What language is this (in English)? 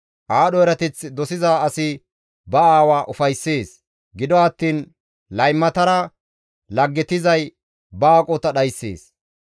Gamo